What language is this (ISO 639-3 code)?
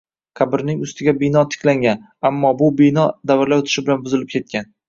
uzb